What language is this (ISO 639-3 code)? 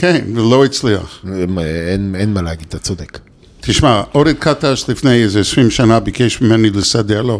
heb